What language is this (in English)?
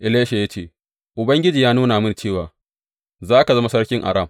Hausa